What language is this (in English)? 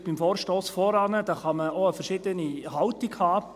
Swiss German